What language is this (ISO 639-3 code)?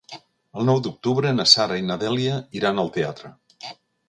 cat